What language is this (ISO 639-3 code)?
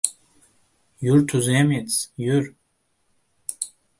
uzb